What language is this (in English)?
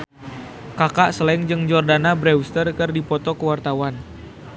Sundanese